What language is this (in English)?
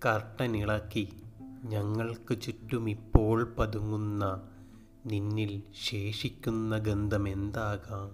Malayalam